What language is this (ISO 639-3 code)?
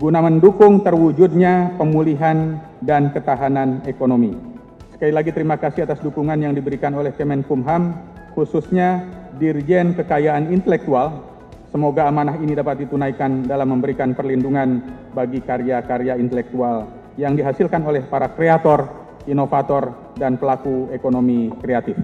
ind